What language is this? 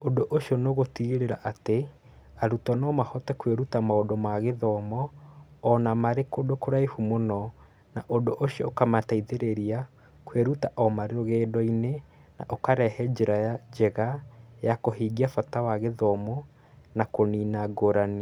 Kikuyu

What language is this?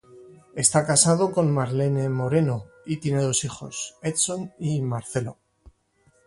Spanish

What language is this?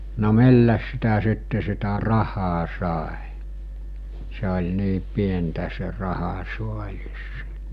Finnish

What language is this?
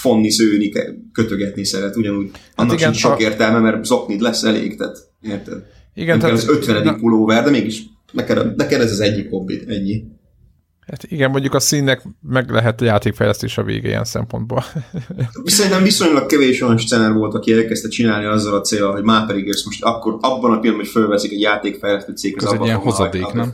Hungarian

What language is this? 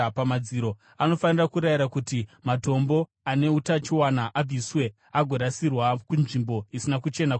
Shona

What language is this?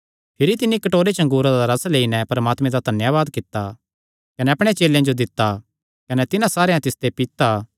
Kangri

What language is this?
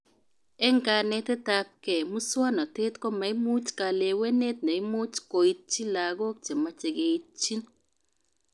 Kalenjin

